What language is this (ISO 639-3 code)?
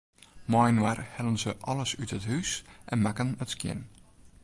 fry